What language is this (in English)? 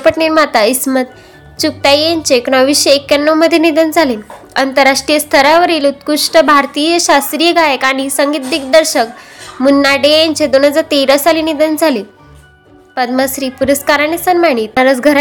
Marathi